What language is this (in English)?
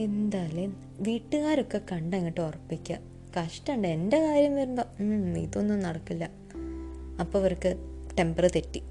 Malayalam